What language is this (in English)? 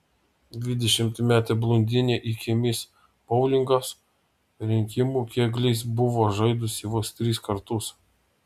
Lithuanian